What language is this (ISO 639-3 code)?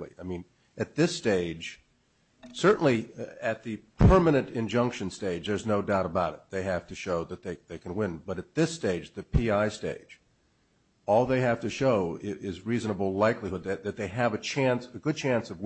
eng